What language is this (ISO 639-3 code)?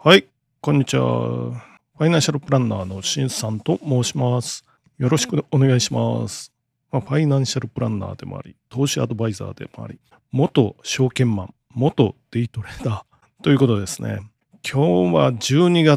jpn